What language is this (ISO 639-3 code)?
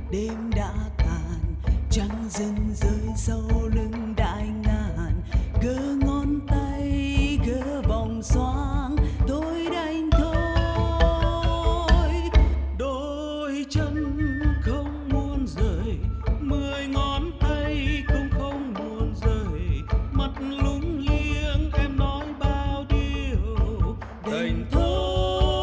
vie